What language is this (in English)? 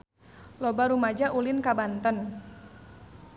Sundanese